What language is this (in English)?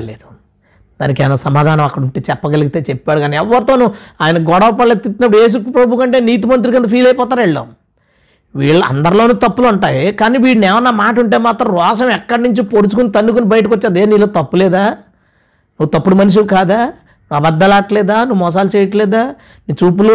Telugu